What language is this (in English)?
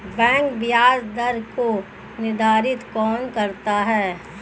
Hindi